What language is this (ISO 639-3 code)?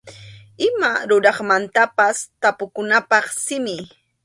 qxu